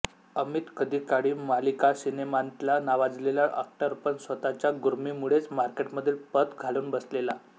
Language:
Marathi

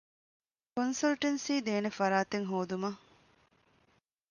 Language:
Divehi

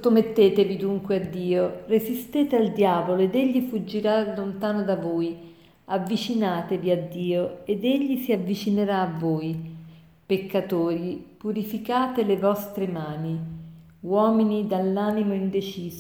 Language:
Italian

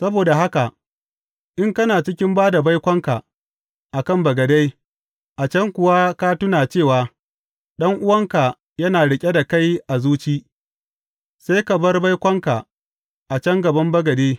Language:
Hausa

